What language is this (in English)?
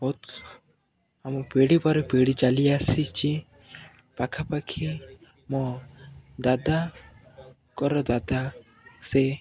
Odia